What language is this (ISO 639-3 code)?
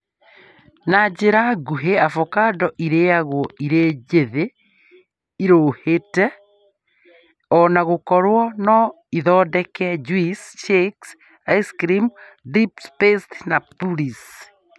kik